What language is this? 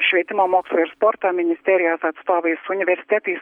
Lithuanian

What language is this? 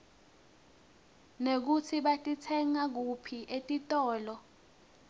Swati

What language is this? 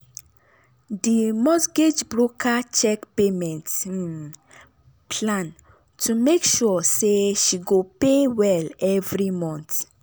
Nigerian Pidgin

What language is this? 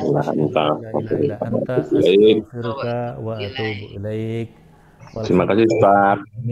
Indonesian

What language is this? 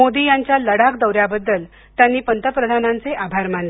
Marathi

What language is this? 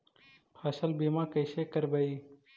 Magahi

